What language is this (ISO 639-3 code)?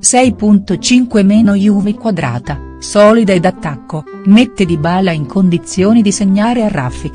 ita